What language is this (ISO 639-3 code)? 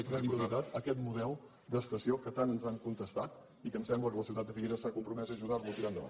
cat